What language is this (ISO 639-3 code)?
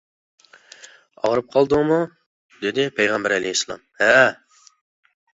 uig